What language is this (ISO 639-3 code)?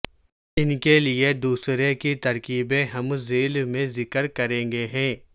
urd